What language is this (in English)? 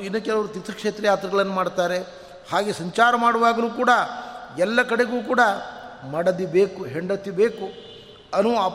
Kannada